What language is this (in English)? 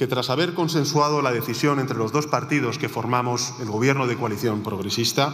Indonesian